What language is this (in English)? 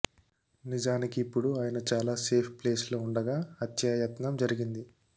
Telugu